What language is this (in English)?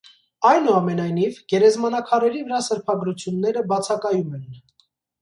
Armenian